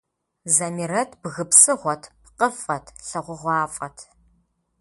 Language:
Kabardian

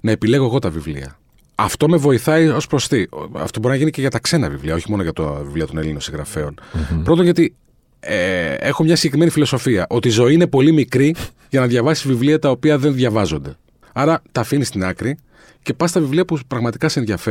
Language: Greek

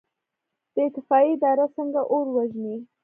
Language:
Pashto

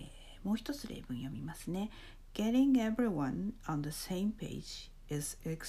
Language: Japanese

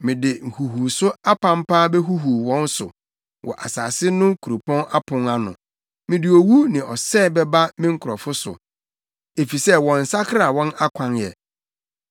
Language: Akan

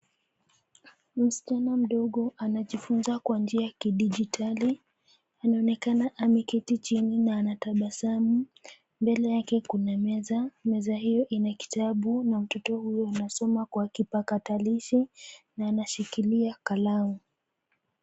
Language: Swahili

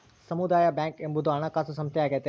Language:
Kannada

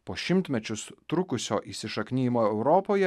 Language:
Lithuanian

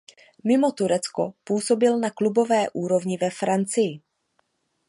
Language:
Czech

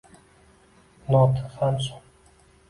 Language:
Uzbek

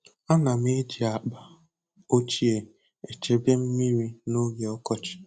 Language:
Igbo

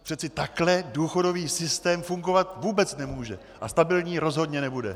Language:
Czech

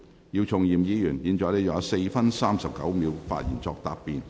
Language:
Cantonese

